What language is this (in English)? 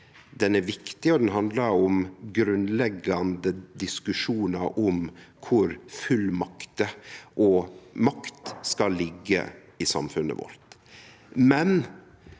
Norwegian